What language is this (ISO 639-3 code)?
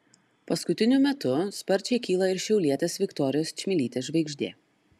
lit